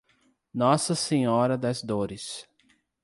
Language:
Portuguese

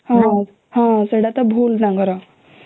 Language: Odia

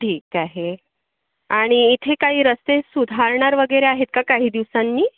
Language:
Marathi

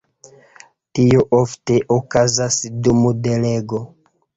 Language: Esperanto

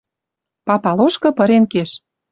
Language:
Western Mari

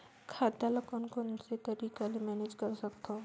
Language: Chhattisgarhi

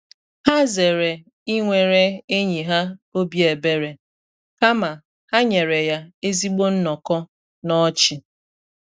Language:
Igbo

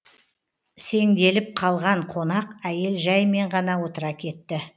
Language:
Kazakh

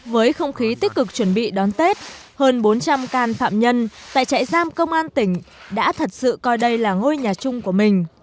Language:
Vietnamese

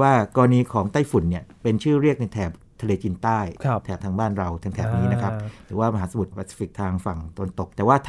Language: Thai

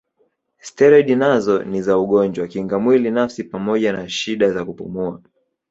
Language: Swahili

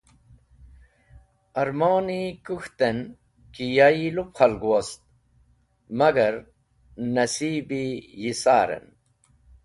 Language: Wakhi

